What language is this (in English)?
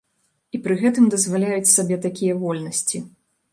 Belarusian